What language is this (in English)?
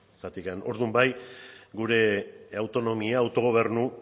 Basque